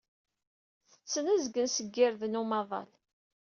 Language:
Kabyle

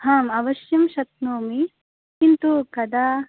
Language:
Sanskrit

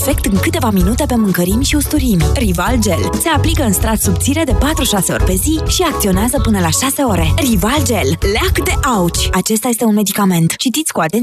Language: Romanian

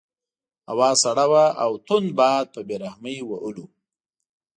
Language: Pashto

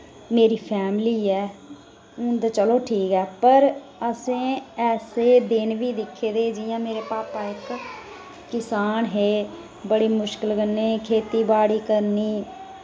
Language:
Dogri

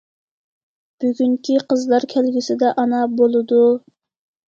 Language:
Uyghur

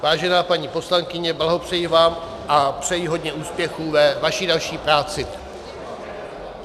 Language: Czech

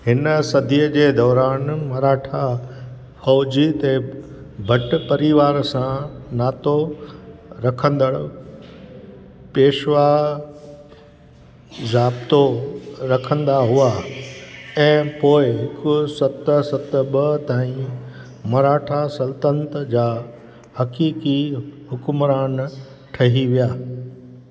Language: Sindhi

